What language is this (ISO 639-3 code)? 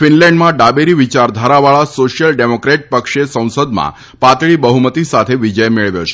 guj